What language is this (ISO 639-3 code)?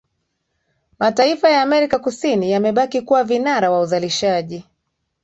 swa